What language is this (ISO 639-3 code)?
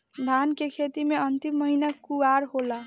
bho